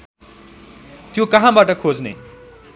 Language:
Nepali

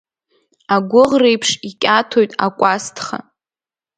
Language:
Abkhazian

